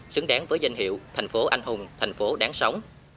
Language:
Vietnamese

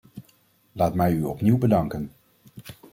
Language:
Dutch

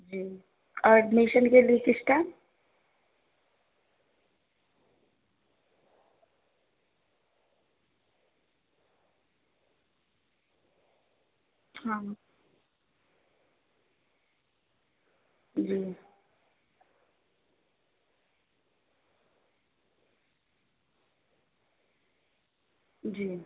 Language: Urdu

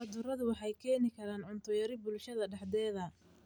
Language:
Somali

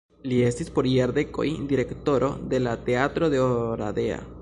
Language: Esperanto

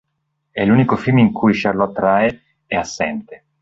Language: Italian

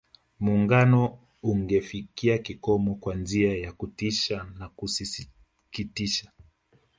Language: Swahili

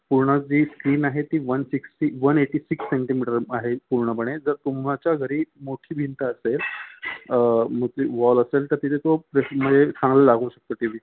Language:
Marathi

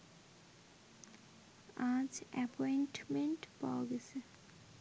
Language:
Bangla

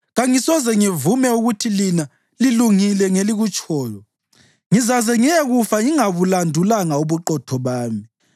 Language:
North Ndebele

